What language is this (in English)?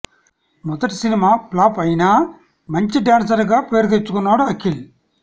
Telugu